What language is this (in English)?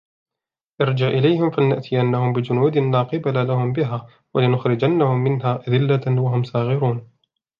Arabic